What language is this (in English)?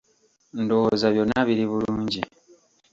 Ganda